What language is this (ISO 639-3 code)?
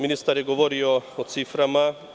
srp